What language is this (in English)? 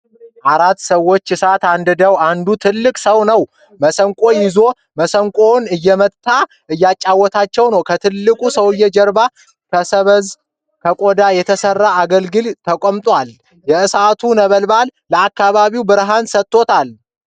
Amharic